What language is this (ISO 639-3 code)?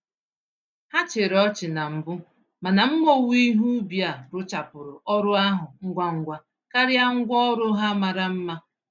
ibo